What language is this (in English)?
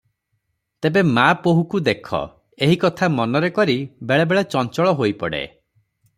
Odia